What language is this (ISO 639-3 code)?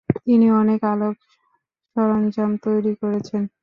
ben